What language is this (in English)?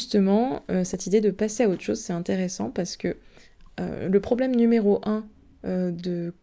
French